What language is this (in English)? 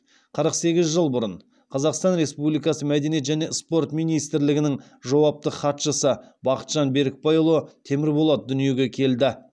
Kazakh